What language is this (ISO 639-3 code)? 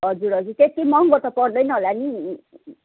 nep